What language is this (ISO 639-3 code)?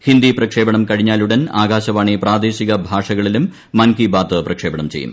mal